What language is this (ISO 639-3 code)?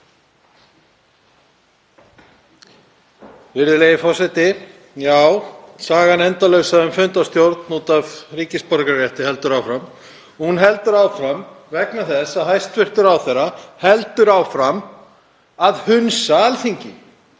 isl